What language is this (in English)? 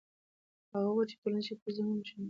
Pashto